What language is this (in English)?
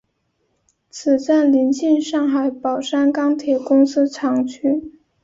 Chinese